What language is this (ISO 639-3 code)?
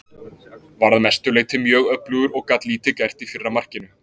isl